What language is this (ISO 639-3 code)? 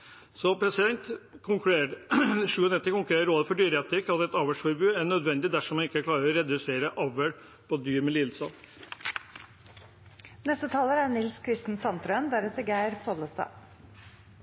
nob